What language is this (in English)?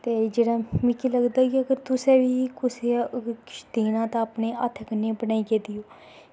Dogri